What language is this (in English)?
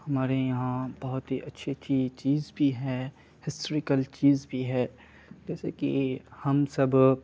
Urdu